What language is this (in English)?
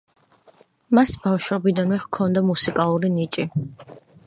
Georgian